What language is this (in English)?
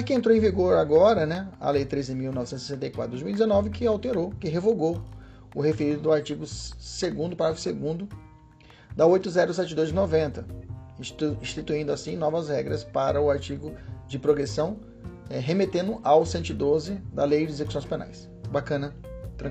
Portuguese